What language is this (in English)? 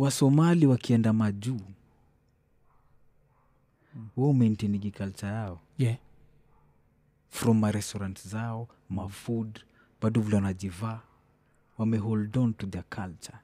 Swahili